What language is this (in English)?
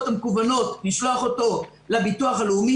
Hebrew